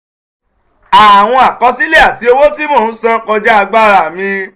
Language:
Yoruba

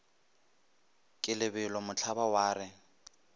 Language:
Northern Sotho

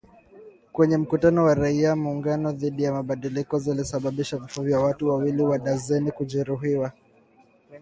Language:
Swahili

